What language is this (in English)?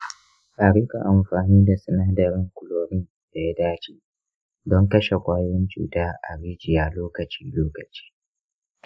Hausa